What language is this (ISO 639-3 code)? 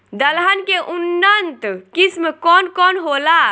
bho